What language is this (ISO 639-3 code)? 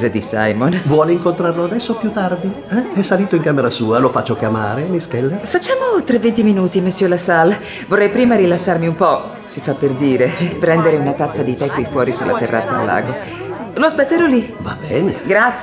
ita